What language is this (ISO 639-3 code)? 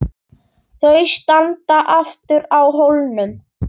isl